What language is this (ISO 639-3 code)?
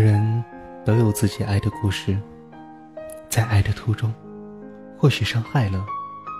zho